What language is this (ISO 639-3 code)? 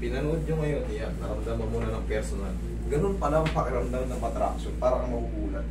fil